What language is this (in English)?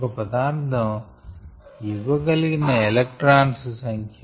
Telugu